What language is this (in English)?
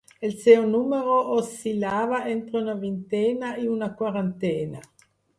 Catalan